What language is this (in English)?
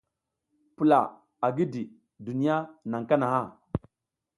South Giziga